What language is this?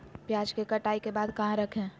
Magahi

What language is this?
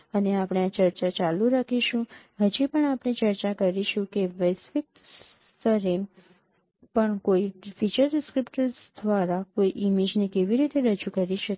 Gujarati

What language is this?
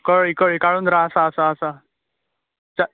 Konkani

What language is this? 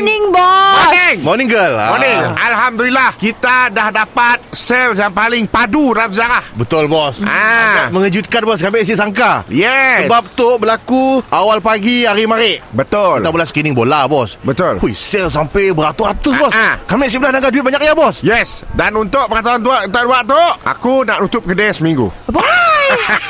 Malay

